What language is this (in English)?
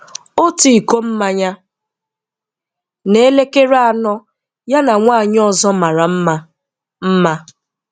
Igbo